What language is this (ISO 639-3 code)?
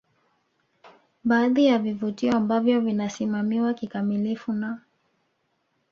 swa